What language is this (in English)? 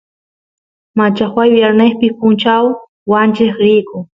Santiago del Estero Quichua